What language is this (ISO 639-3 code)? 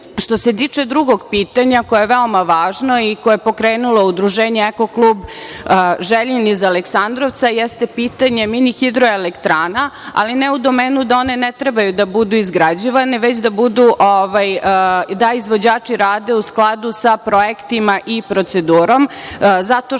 srp